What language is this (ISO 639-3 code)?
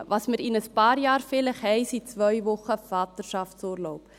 gsw